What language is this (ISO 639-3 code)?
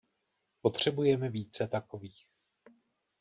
ces